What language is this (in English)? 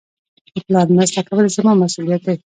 Pashto